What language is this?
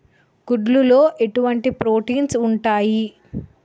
Telugu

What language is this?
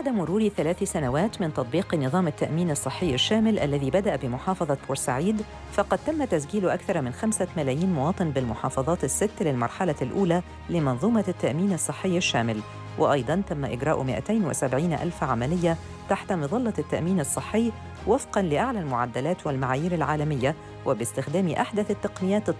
Arabic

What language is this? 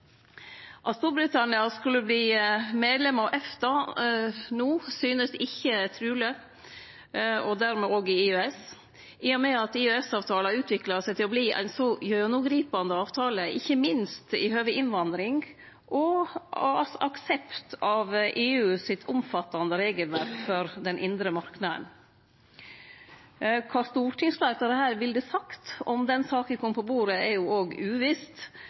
Norwegian Nynorsk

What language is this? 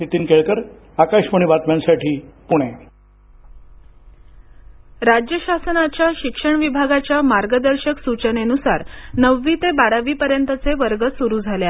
Marathi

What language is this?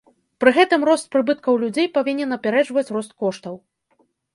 Belarusian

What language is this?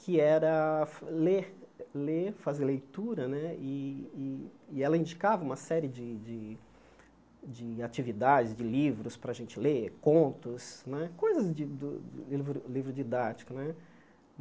Portuguese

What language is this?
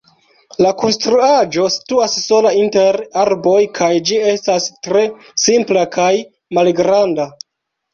Esperanto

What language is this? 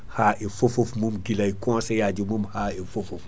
Fula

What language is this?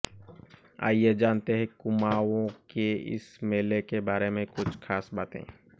Hindi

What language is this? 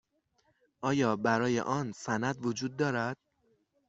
Persian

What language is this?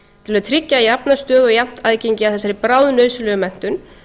Icelandic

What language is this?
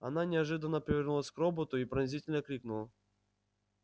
Russian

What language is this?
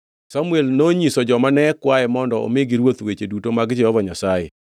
Luo (Kenya and Tanzania)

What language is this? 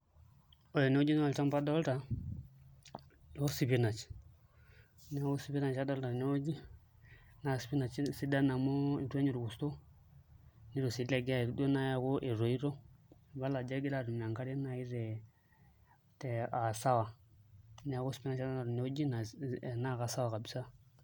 Masai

